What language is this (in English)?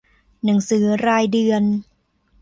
Thai